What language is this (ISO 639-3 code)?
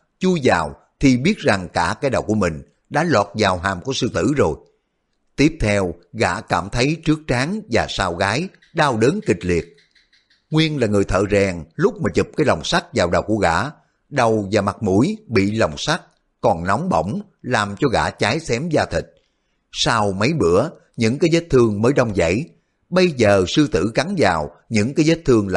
vie